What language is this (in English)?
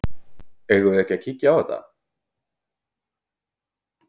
Icelandic